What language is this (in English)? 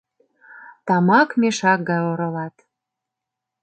Mari